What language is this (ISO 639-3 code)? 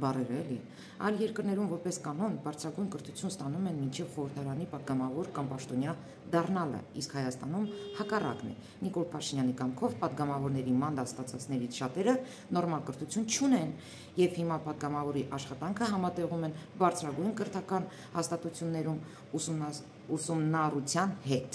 ron